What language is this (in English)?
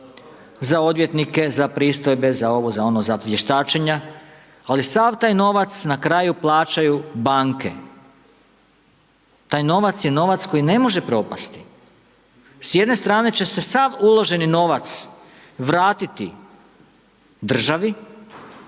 Croatian